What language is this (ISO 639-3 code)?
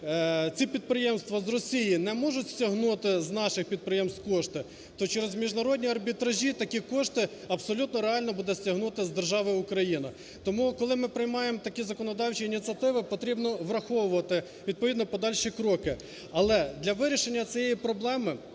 ukr